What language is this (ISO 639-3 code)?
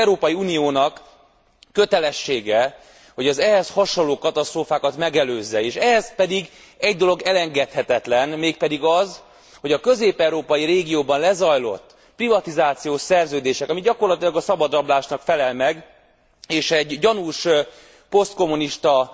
hun